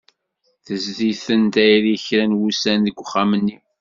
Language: Kabyle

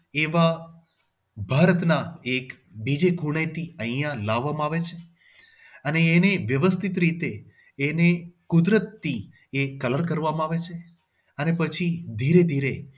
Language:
Gujarati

